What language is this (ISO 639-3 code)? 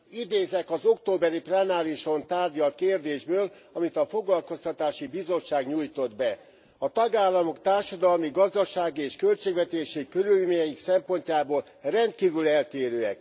hun